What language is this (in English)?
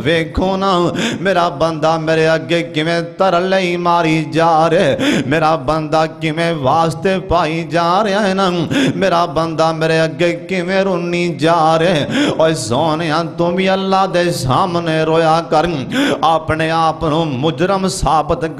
Hindi